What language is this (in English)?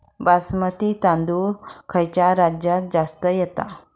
Marathi